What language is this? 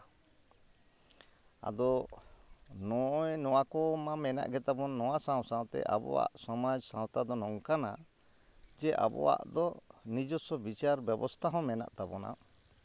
Santali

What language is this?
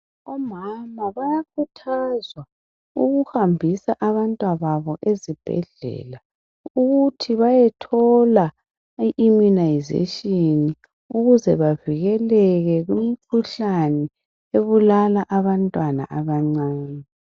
North Ndebele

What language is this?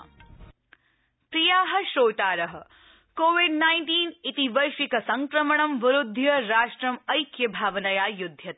Sanskrit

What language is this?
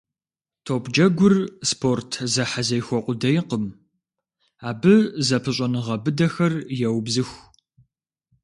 Kabardian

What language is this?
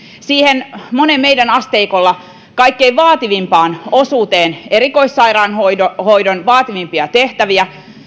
Finnish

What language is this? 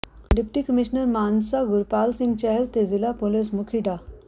Punjabi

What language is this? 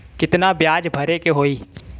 Bhojpuri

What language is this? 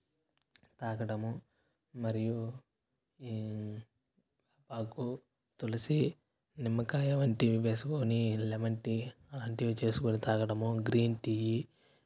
Telugu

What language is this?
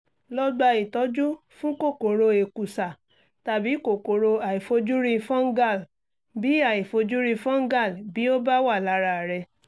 Yoruba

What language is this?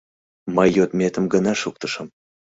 Mari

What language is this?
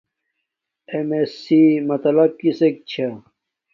Domaaki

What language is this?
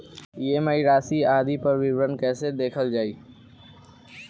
Bhojpuri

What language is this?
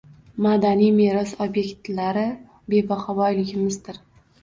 Uzbek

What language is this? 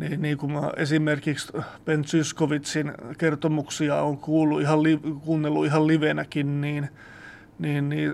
Finnish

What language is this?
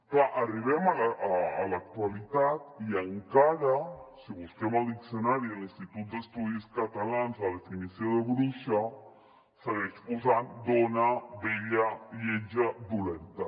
Catalan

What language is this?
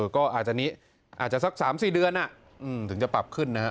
Thai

